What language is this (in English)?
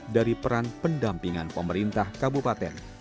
Indonesian